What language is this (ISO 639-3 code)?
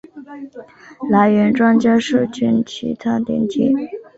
zho